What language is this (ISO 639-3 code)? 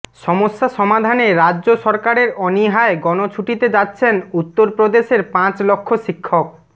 ben